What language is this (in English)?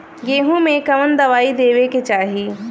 Bhojpuri